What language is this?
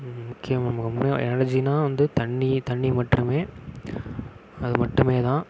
Tamil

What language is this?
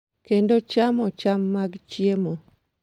Luo (Kenya and Tanzania)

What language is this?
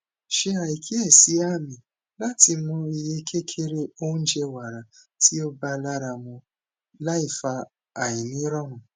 Yoruba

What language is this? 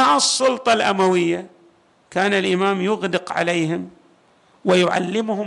Arabic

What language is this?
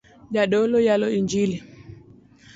Luo (Kenya and Tanzania)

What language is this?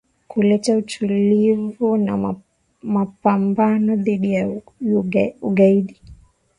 Swahili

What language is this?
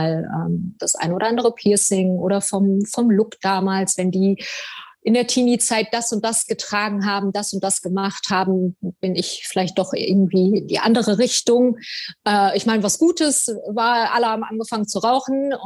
German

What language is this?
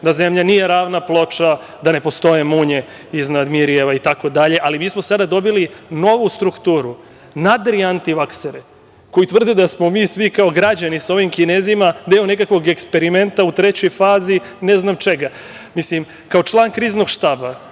Serbian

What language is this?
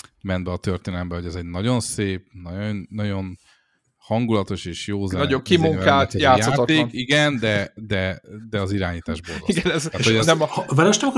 Hungarian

